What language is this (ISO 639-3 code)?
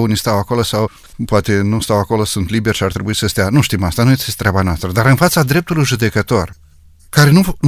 ron